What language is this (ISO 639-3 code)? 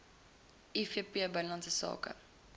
afr